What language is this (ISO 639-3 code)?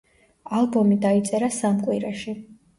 kat